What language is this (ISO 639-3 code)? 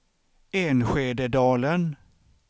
swe